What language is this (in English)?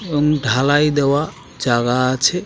Bangla